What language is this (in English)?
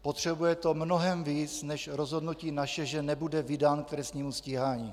Czech